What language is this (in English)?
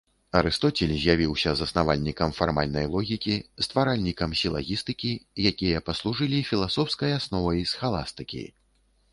Belarusian